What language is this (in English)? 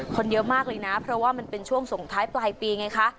Thai